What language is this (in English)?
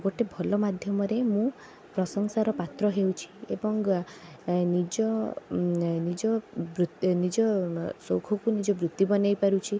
Odia